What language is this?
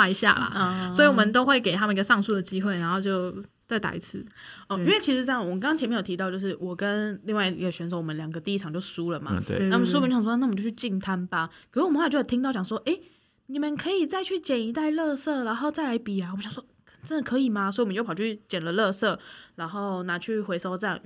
Chinese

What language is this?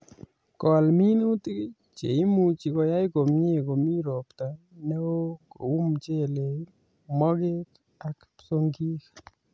Kalenjin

